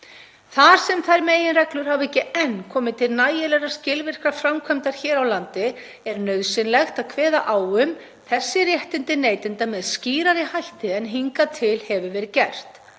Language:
Icelandic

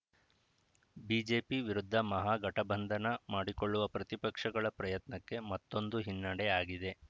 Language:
Kannada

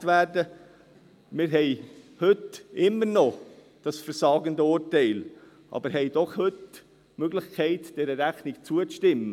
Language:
Swiss German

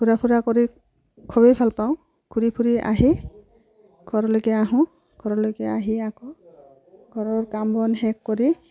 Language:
Assamese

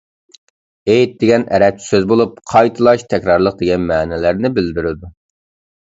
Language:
Uyghur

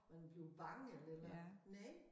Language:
Danish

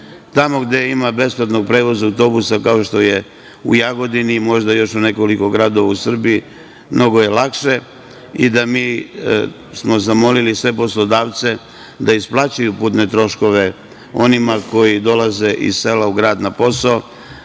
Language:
Serbian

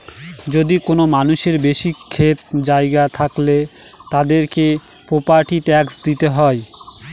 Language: Bangla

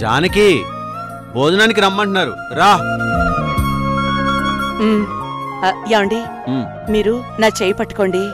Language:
Telugu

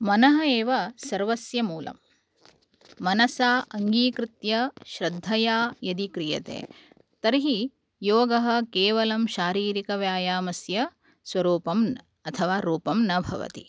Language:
Sanskrit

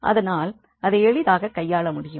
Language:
Tamil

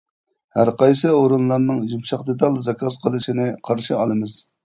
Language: Uyghur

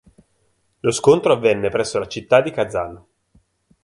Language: Italian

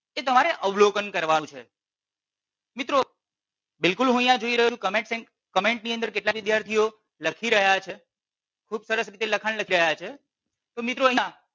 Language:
Gujarati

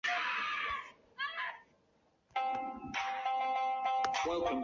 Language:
Chinese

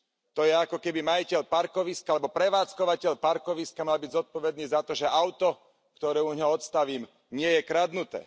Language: Slovak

